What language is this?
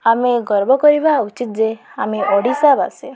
Odia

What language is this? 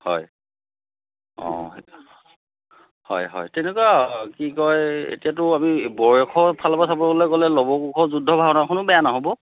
Assamese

